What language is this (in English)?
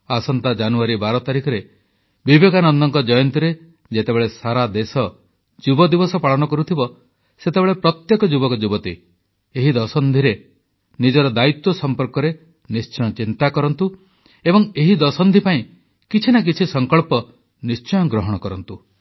Odia